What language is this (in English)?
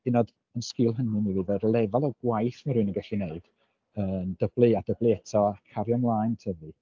Welsh